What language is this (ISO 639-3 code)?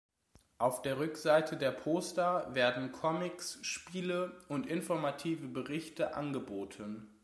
deu